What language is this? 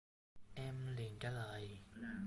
Vietnamese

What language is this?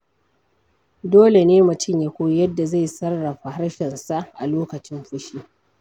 Hausa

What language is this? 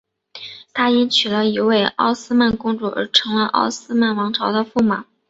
Chinese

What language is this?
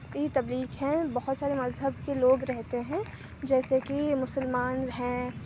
Urdu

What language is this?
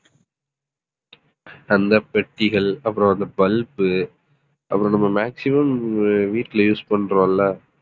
Tamil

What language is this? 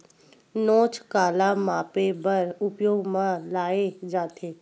Chhattisgarhi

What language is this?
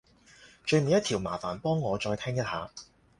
Cantonese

